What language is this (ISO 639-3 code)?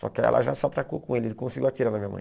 por